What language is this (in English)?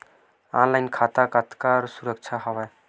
Chhattisgarhi